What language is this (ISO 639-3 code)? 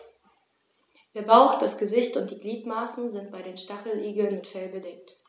deu